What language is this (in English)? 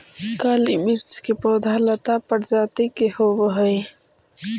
Magahi